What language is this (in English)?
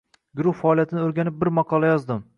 Uzbek